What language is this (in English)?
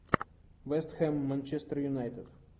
Russian